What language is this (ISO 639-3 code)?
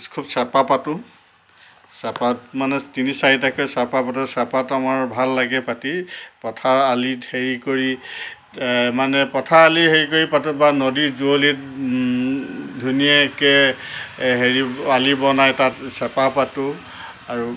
asm